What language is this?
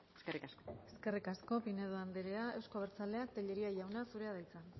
Basque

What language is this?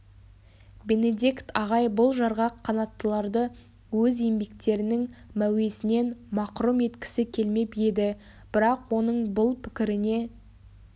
Kazakh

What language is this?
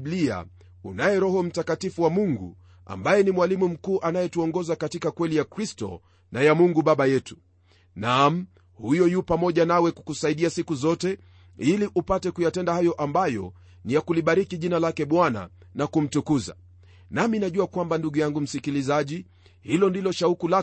Swahili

